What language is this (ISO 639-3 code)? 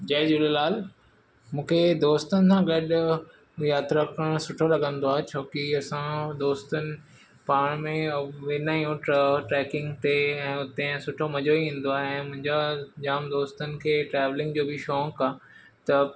snd